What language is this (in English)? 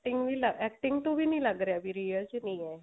Punjabi